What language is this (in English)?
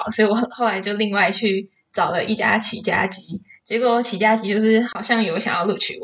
Chinese